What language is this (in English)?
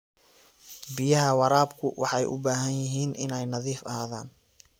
Somali